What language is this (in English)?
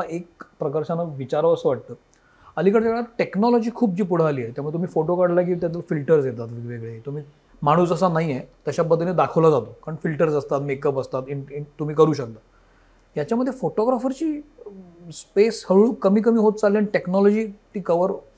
Marathi